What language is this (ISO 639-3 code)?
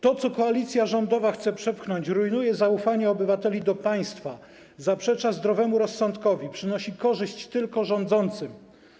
pol